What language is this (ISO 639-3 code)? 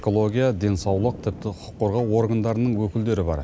kaz